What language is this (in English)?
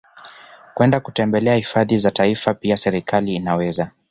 Swahili